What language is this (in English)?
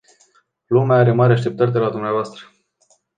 Romanian